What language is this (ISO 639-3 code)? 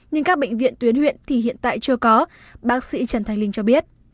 vie